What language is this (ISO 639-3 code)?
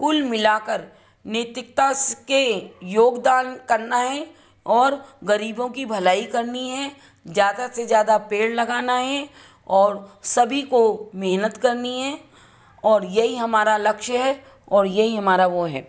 hin